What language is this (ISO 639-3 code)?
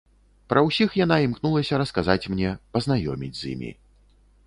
bel